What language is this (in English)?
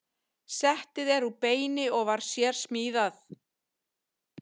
Icelandic